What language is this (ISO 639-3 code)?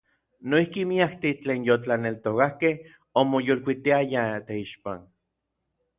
nlv